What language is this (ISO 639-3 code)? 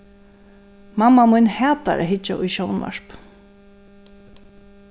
fao